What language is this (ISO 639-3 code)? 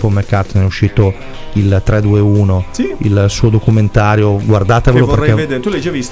ita